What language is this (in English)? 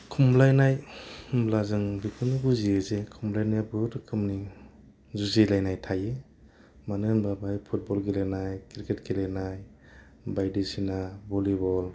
Bodo